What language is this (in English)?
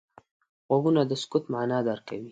Pashto